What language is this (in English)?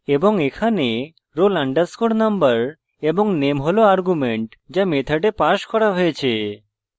Bangla